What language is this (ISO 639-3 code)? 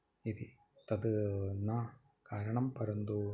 san